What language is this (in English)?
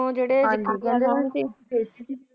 Punjabi